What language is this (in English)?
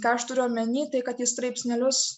Lithuanian